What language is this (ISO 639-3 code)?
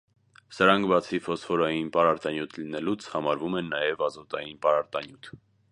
hye